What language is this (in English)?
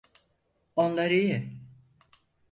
Turkish